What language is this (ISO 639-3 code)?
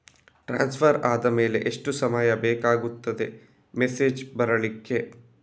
kan